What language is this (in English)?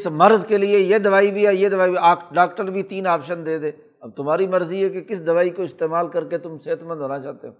Urdu